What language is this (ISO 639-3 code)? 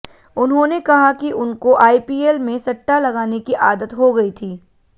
hin